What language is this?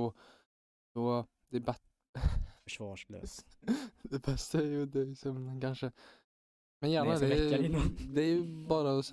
Swedish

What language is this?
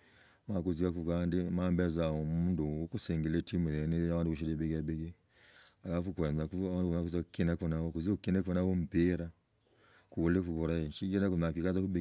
Logooli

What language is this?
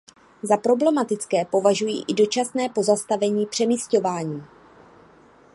Czech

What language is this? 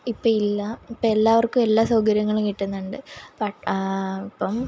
Malayalam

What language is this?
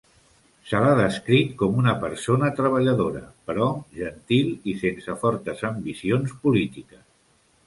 Catalan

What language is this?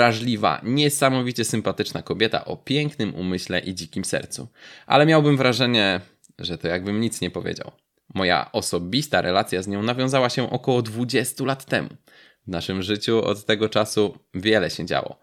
Polish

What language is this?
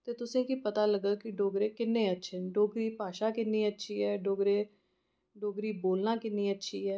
Dogri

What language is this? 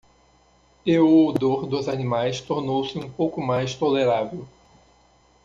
Portuguese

